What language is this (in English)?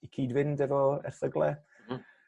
Welsh